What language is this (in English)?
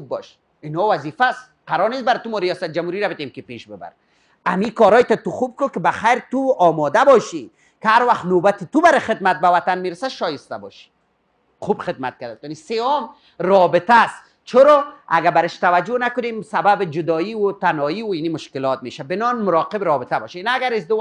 Persian